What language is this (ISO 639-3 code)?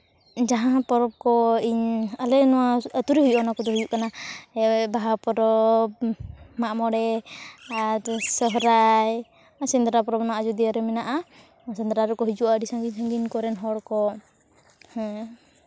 sat